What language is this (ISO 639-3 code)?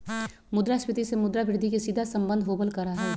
mag